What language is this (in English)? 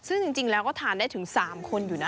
Thai